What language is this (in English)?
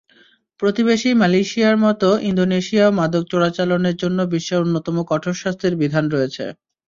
Bangla